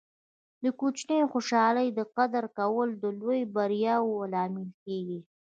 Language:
Pashto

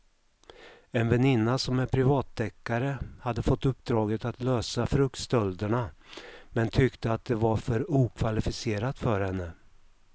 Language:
Swedish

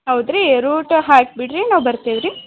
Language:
Kannada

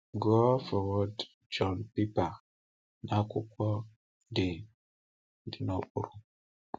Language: Igbo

